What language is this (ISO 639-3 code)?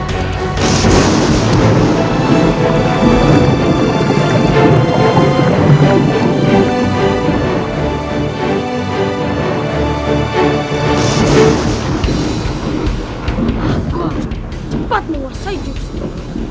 ind